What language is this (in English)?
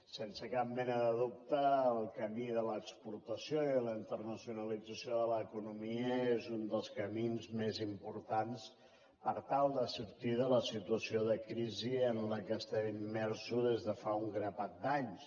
Catalan